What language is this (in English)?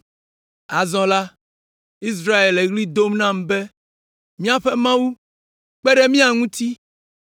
Ewe